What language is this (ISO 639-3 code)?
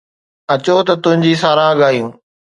snd